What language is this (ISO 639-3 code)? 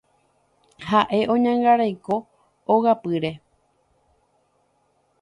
grn